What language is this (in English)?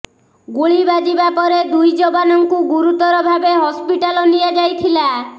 Odia